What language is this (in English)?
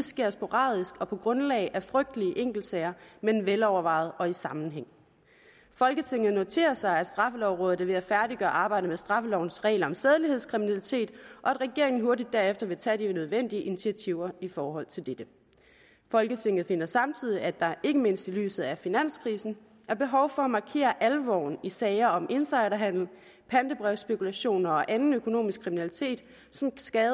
Danish